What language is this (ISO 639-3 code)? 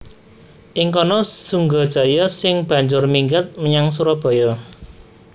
jav